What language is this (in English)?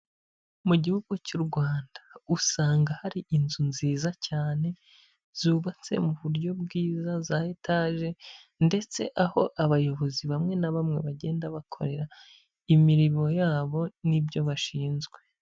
Kinyarwanda